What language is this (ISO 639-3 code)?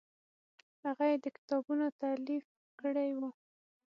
pus